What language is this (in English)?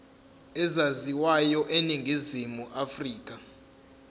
Zulu